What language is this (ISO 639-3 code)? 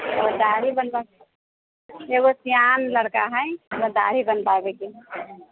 mai